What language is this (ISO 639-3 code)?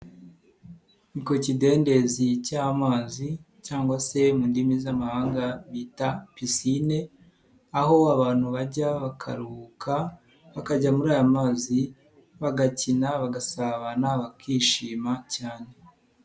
kin